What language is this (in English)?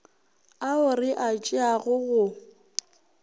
Northern Sotho